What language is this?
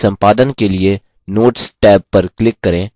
Hindi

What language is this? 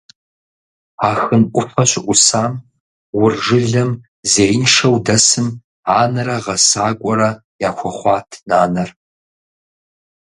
Kabardian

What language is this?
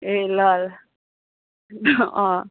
Nepali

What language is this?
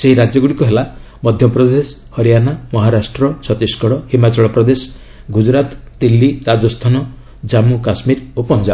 Odia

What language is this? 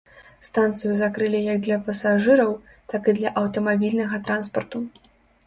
Belarusian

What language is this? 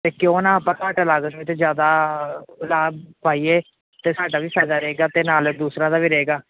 Punjabi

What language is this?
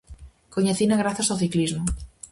Galician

